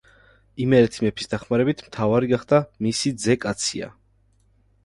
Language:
Georgian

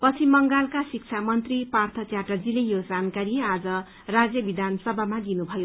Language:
Nepali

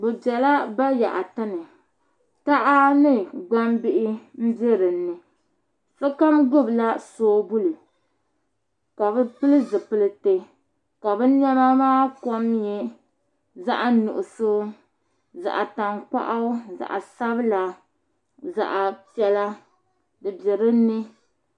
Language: Dagbani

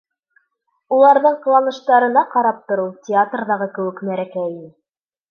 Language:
Bashkir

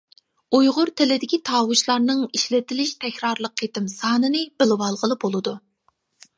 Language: Uyghur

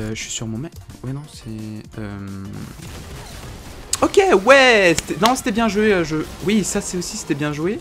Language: French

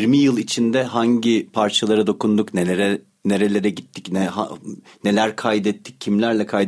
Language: Turkish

